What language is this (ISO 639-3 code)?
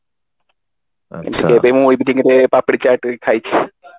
ori